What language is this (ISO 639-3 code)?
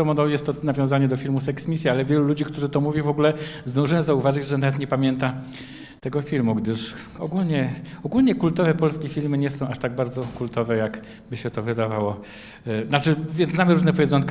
pol